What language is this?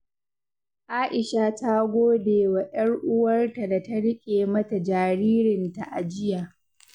Hausa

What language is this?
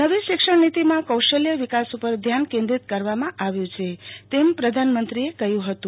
Gujarati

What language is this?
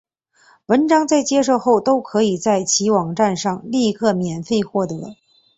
Chinese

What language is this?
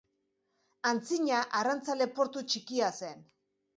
Basque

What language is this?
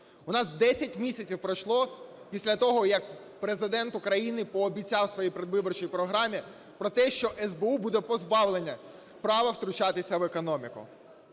Ukrainian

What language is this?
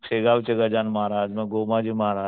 Marathi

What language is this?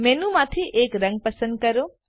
Gujarati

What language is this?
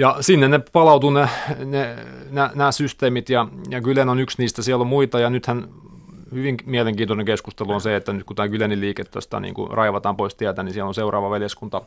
Finnish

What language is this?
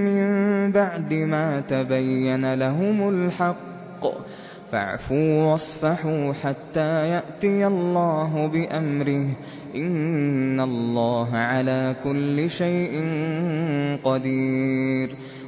Arabic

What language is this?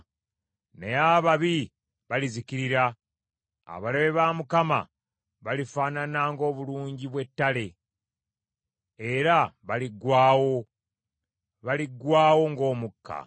Ganda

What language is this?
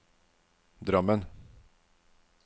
Norwegian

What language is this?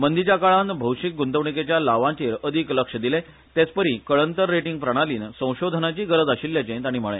Konkani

